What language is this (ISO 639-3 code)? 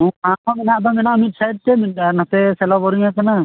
sat